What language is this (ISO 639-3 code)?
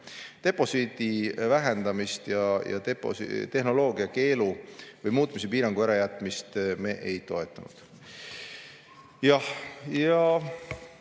est